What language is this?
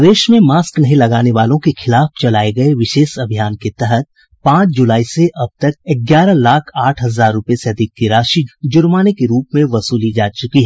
Hindi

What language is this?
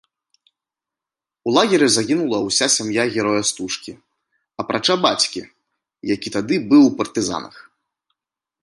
Belarusian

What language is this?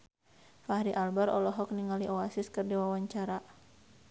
Sundanese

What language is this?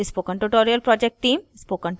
Hindi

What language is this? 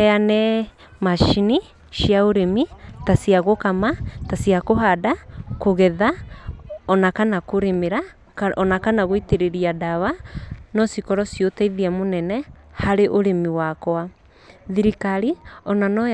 Kikuyu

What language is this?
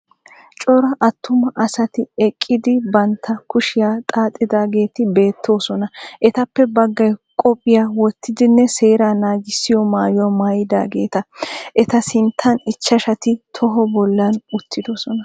Wolaytta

